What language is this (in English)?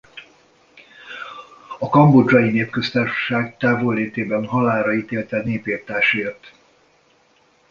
Hungarian